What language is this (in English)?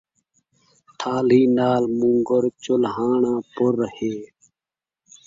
Saraiki